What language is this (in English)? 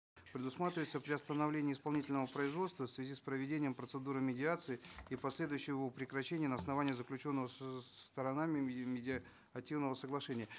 Kazakh